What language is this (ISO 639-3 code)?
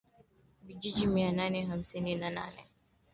swa